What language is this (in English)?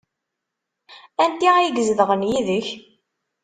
Kabyle